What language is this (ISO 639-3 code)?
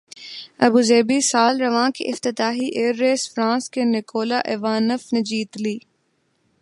urd